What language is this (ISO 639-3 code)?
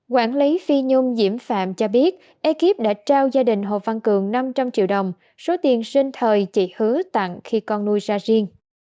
vie